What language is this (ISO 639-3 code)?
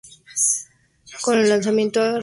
spa